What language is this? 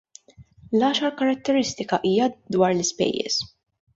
Maltese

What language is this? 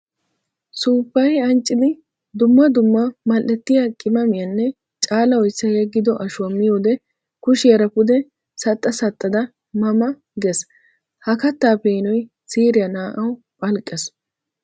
Wolaytta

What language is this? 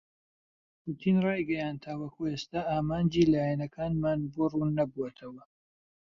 Central Kurdish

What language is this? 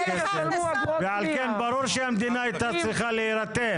Hebrew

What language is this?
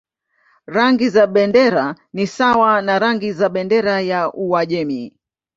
Swahili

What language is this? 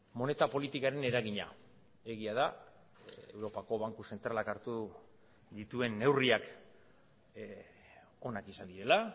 Basque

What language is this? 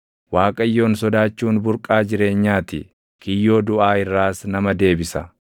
Oromo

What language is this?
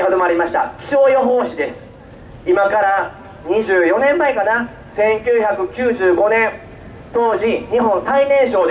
Japanese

